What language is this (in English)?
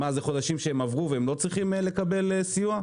Hebrew